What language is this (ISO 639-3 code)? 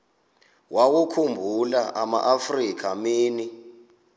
xho